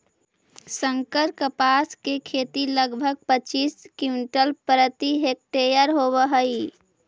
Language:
Magahi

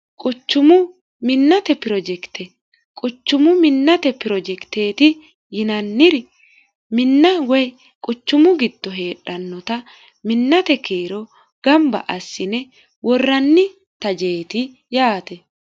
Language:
Sidamo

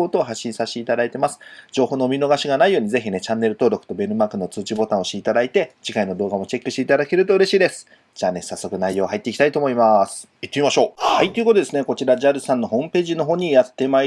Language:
Japanese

